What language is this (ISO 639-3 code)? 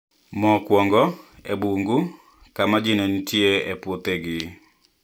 luo